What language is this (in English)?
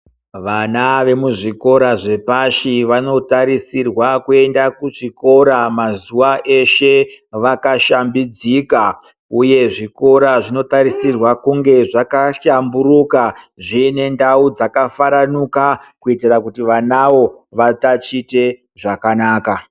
Ndau